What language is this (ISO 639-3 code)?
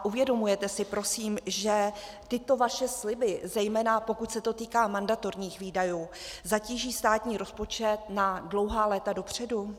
ces